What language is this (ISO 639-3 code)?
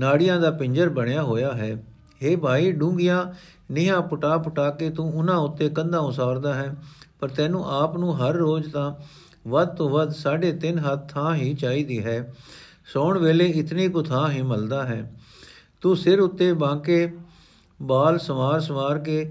pan